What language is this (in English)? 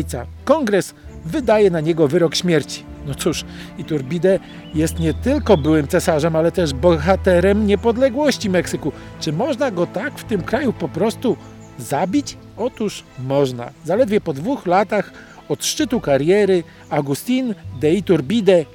Polish